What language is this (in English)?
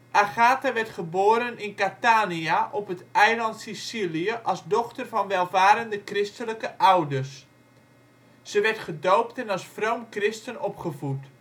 Dutch